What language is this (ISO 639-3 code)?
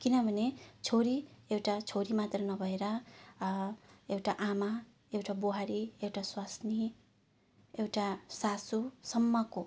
nep